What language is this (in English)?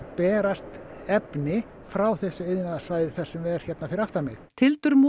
Icelandic